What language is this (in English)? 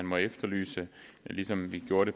Danish